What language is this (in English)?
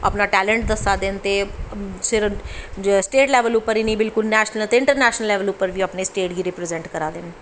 Dogri